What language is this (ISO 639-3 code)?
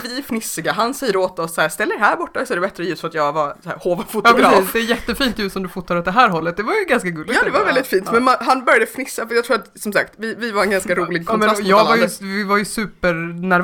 swe